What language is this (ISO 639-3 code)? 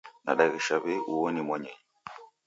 dav